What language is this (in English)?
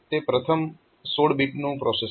Gujarati